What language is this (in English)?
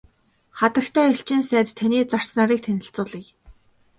Mongolian